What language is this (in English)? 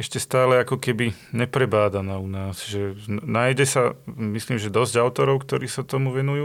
Slovak